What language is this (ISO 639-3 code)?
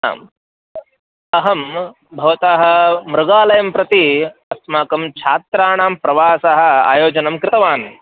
san